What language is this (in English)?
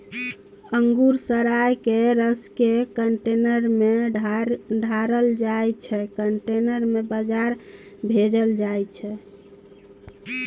Maithili